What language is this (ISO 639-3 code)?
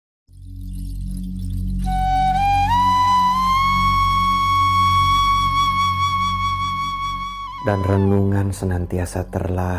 ind